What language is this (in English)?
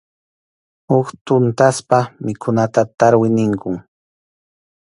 Arequipa-La Unión Quechua